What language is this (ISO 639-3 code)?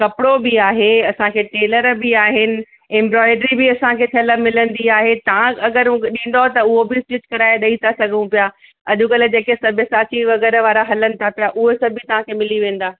snd